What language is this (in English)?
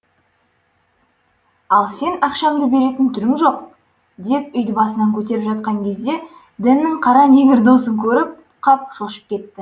Kazakh